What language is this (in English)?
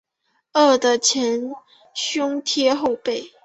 Chinese